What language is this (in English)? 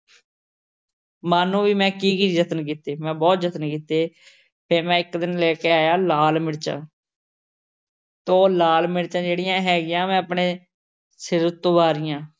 Punjabi